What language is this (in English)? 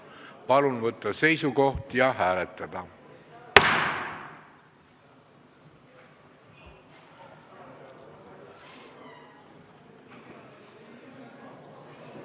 Estonian